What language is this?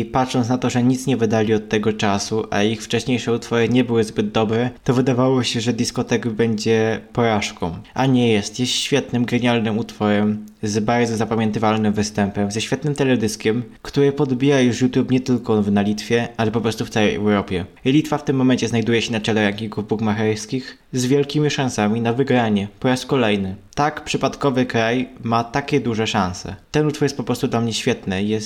Polish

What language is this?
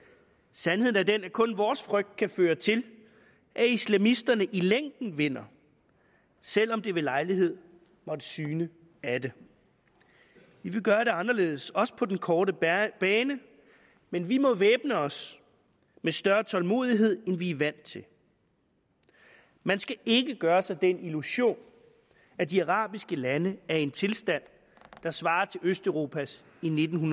Danish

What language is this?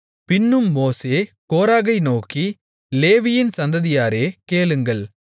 Tamil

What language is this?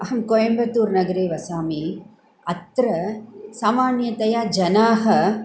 Sanskrit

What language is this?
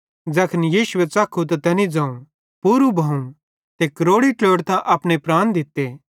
Bhadrawahi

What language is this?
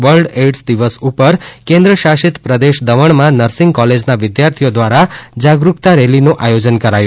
Gujarati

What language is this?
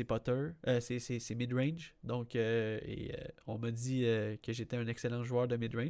French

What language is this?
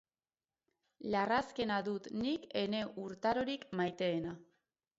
Basque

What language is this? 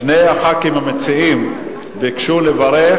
Hebrew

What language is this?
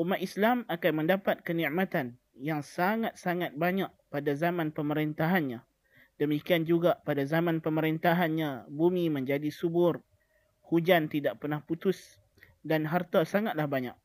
Malay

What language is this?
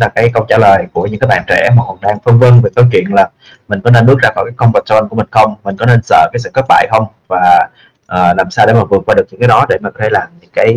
Vietnamese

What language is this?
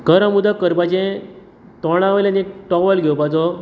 Konkani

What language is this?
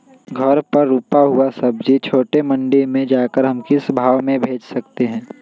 Magahi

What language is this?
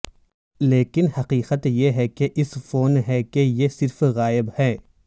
Urdu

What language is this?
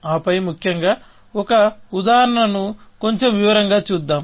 Telugu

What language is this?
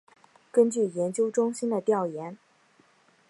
Chinese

